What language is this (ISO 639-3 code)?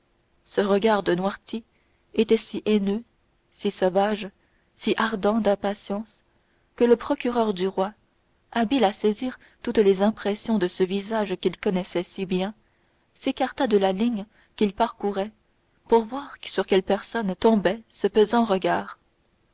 fra